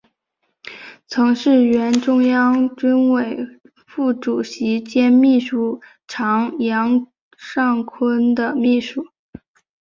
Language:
Chinese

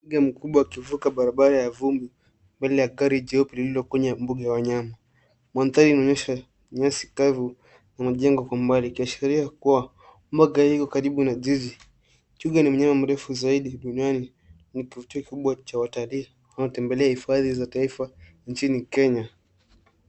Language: Swahili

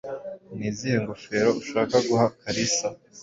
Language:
Kinyarwanda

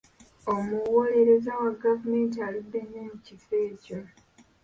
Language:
Ganda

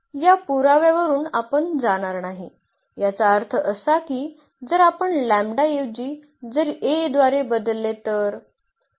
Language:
Marathi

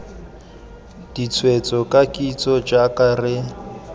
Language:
Tswana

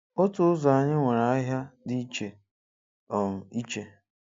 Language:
Igbo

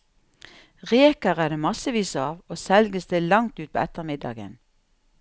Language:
Norwegian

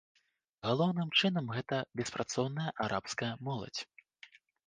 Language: Belarusian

